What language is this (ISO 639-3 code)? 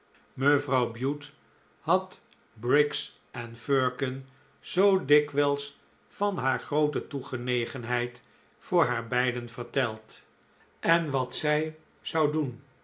nld